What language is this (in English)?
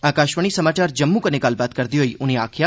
Dogri